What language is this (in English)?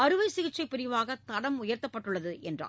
Tamil